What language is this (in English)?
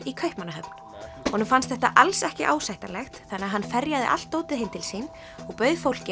Icelandic